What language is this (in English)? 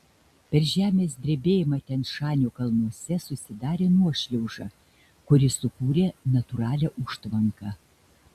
Lithuanian